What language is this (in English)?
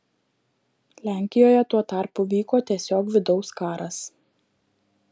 Lithuanian